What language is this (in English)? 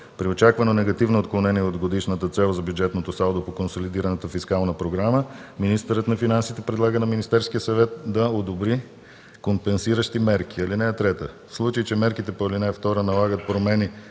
Bulgarian